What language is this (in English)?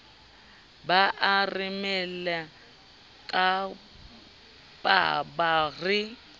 Southern Sotho